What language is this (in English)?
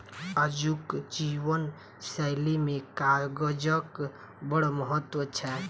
Maithili